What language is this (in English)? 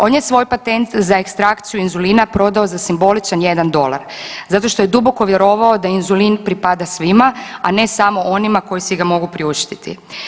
Croatian